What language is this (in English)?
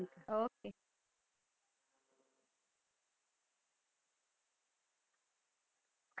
Punjabi